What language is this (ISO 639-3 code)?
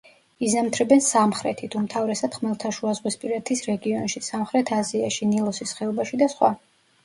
kat